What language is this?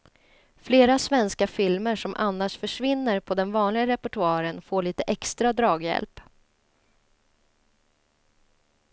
Swedish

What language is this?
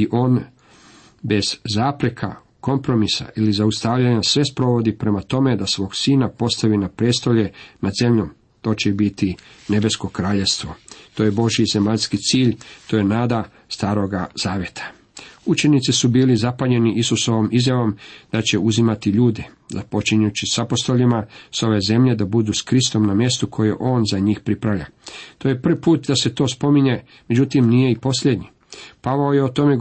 Croatian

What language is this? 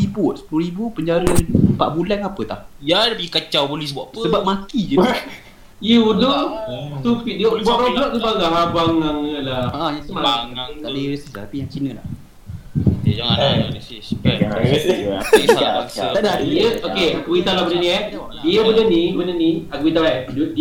Malay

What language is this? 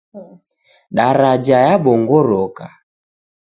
Taita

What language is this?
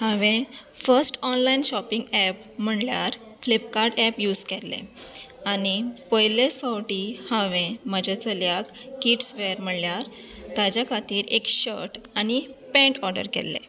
Konkani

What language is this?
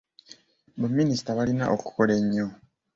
Ganda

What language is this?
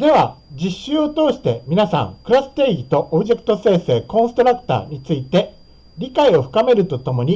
Japanese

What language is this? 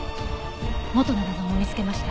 Japanese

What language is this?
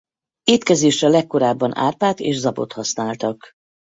Hungarian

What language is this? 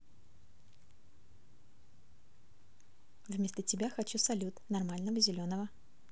Russian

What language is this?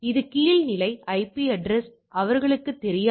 Tamil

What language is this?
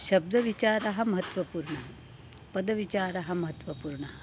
Sanskrit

